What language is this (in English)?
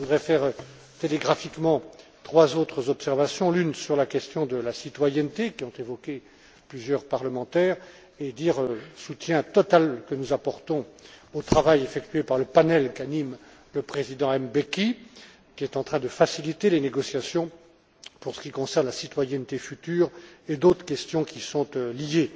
French